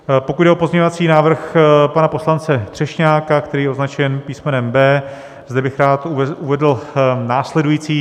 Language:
Czech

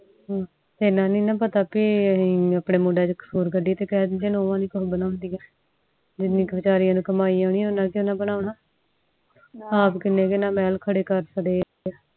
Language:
Punjabi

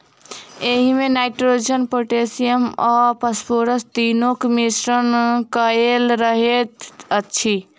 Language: Maithili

